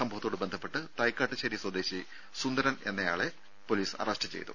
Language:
Malayalam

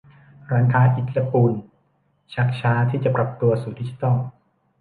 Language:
Thai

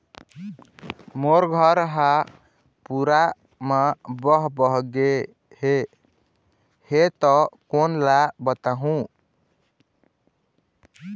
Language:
Chhattisgarhi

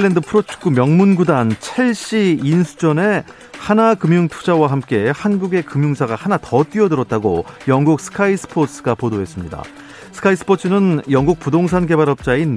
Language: Korean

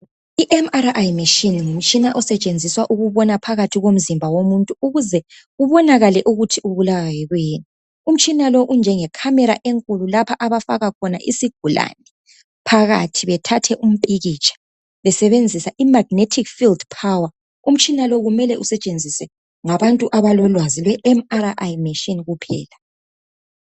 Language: North Ndebele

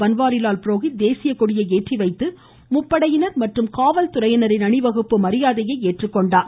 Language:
Tamil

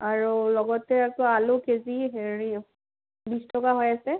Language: Assamese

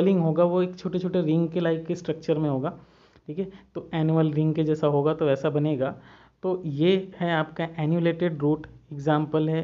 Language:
Hindi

